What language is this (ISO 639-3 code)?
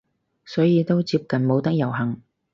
yue